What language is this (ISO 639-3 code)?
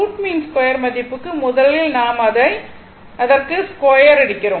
tam